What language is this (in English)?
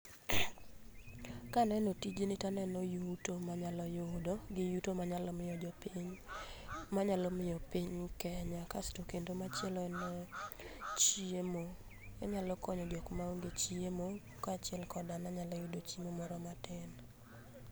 Luo (Kenya and Tanzania)